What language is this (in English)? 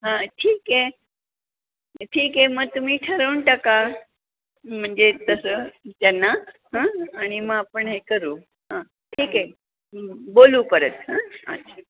Marathi